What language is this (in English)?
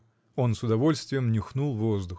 Russian